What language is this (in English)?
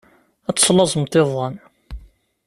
Kabyle